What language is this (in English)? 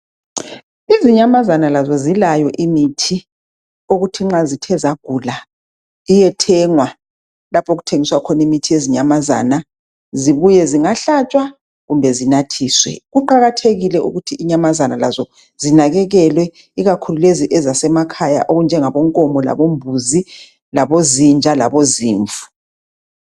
North Ndebele